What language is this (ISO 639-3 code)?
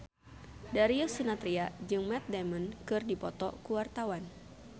sun